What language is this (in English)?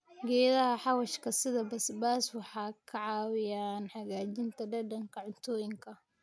Somali